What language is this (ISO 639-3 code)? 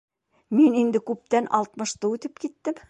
bak